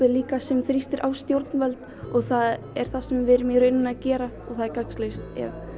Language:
Icelandic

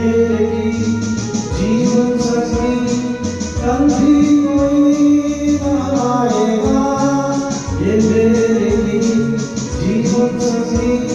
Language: Arabic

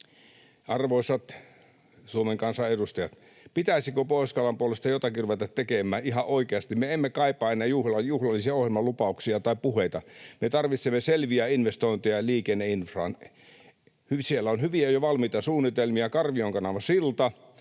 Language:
Finnish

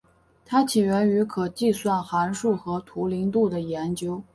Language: Chinese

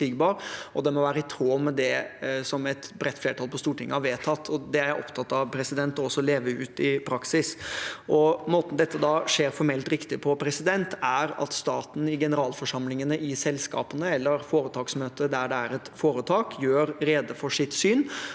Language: Norwegian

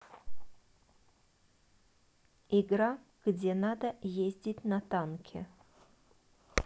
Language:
Russian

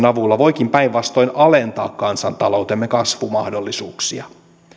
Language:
Finnish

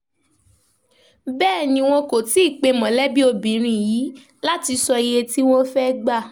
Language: Yoruba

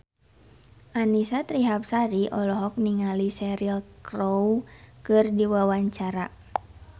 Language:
Sundanese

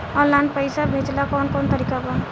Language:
Bhojpuri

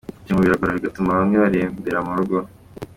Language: Kinyarwanda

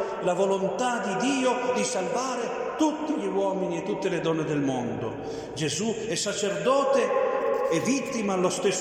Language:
Italian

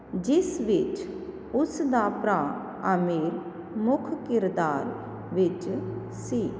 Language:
Punjabi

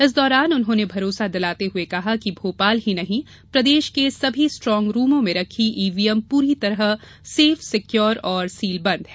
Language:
Hindi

